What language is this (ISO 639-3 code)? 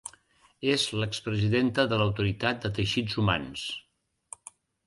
cat